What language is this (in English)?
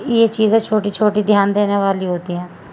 Urdu